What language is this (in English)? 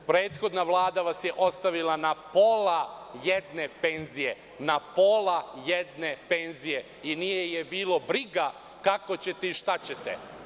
Serbian